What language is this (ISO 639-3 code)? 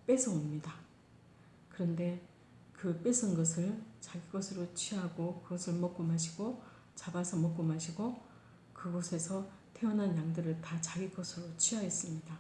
kor